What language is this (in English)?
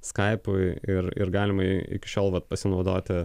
Lithuanian